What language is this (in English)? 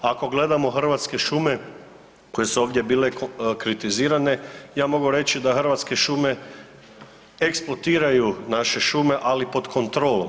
Croatian